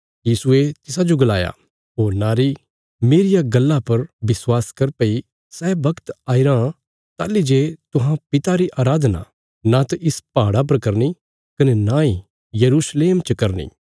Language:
Bilaspuri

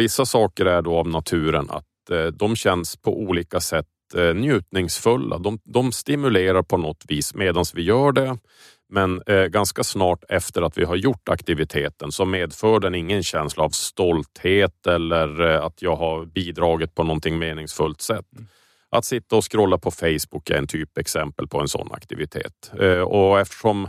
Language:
Swedish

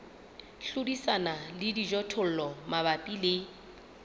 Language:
Southern Sotho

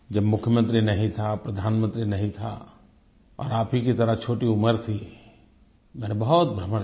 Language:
Hindi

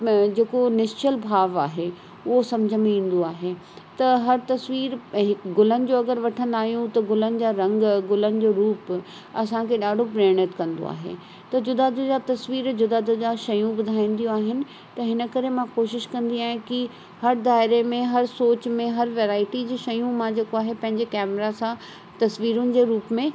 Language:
Sindhi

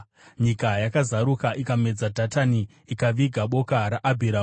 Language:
Shona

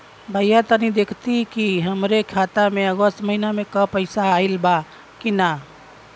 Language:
Bhojpuri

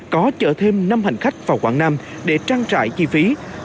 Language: Vietnamese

